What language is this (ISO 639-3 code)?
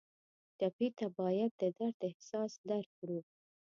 pus